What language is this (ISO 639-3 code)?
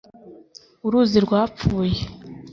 kin